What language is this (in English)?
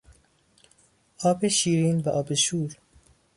Persian